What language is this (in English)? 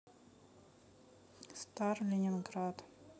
Russian